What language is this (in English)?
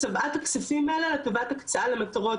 Hebrew